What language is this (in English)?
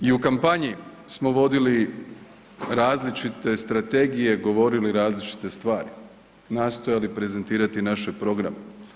Croatian